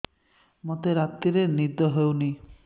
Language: Odia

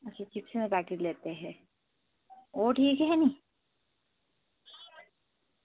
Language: Dogri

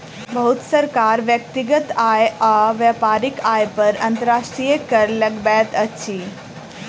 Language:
Maithili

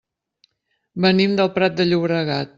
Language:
Catalan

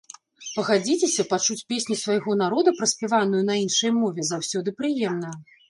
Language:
Belarusian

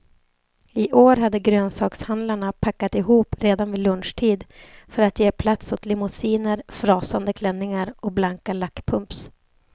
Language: Swedish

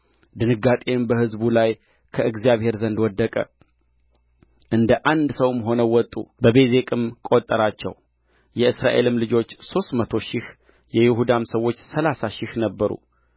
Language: Amharic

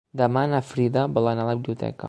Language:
Catalan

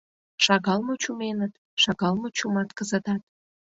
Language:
Mari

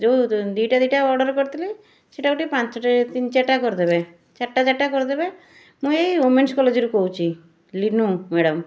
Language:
Odia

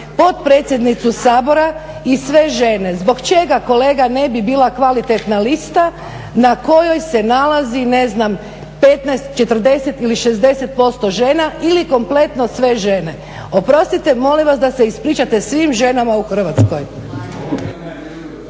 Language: Croatian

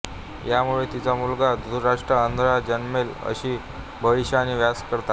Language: Marathi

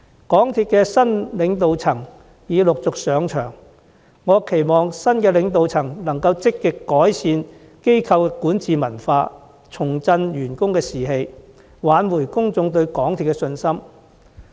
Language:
Cantonese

